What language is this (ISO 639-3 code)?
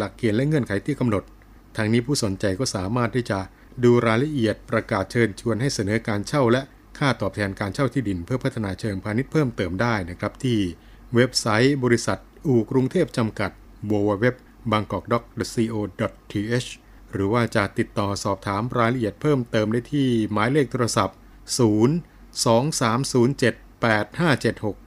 tha